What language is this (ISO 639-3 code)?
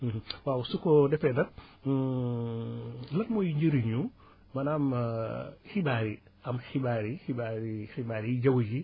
wol